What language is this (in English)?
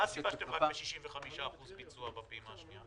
Hebrew